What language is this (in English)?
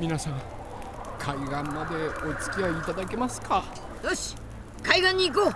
Japanese